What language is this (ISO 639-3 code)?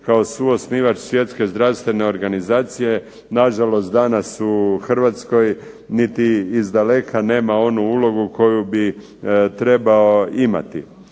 hrv